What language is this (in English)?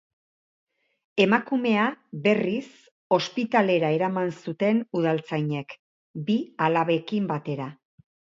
Basque